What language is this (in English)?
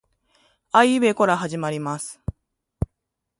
Japanese